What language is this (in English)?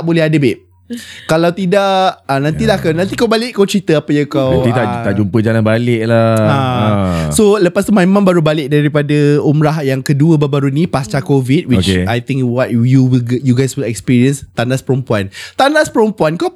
Malay